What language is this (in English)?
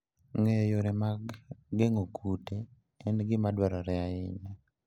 Luo (Kenya and Tanzania)